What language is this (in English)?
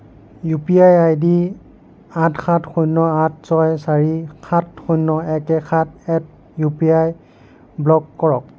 Assamese